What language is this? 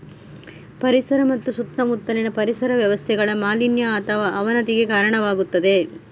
Kannada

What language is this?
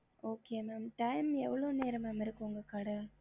Tamil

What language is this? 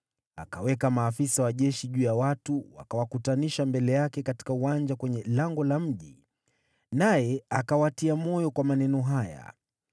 Swahili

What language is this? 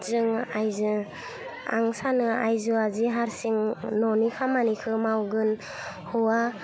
Bodo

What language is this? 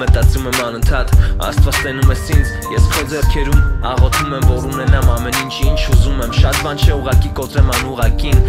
Romanian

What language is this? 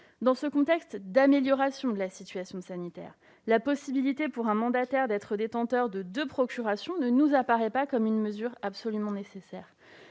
French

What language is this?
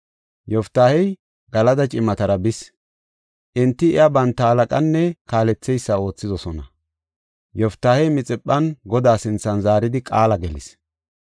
Gofa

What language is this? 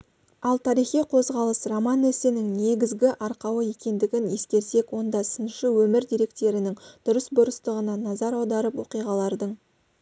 Kazakh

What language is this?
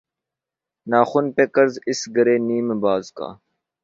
Urdu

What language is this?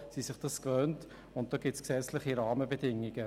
Swiss German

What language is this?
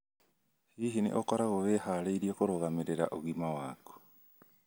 Kikuyu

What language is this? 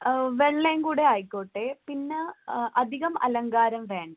Malayalam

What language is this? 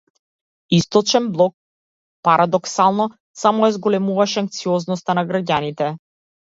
Macedonian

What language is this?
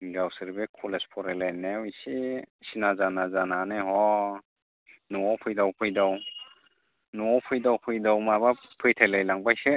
Bodo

